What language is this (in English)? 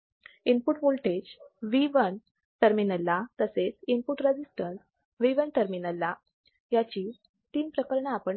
Marathi